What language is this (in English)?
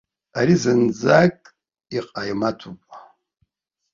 Abkhazian